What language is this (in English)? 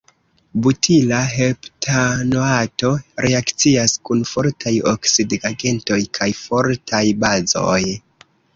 Esperanto